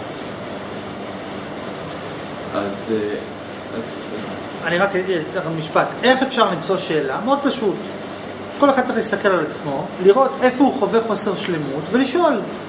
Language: Hebrew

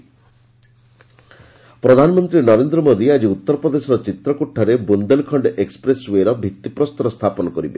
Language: Odia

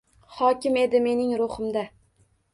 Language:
Uzbek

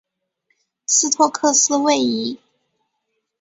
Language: Chinese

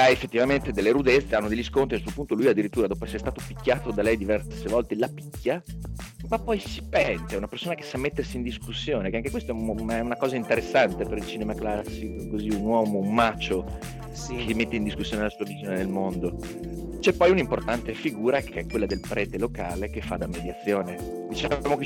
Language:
Italian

